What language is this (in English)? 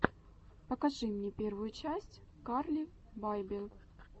Russian